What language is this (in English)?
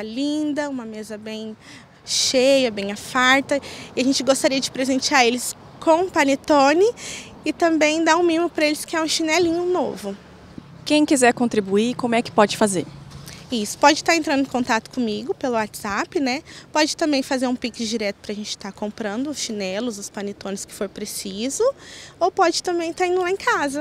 Portuguese